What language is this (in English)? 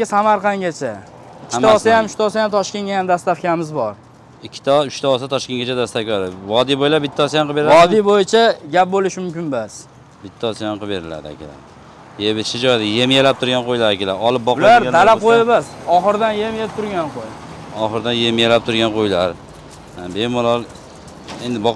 Turkish